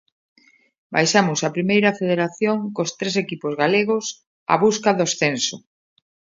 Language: Galician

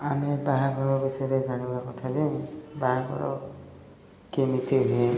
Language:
Odia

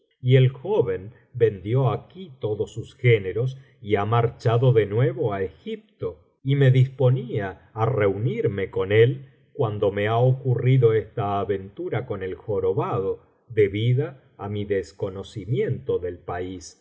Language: Spanish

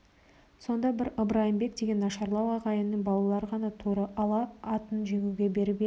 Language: Kazakh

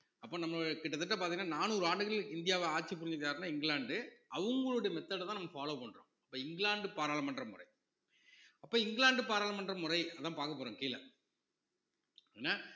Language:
Tamil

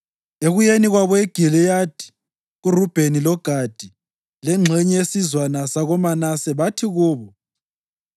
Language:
North Ndebele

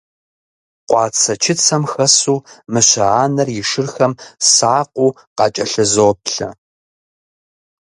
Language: Kabardian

